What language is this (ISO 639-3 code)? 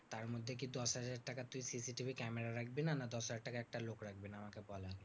ben